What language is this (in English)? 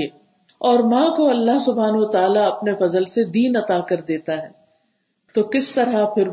Urdu